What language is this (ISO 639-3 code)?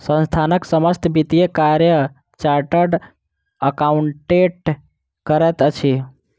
mai